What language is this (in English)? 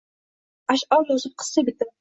Uzbek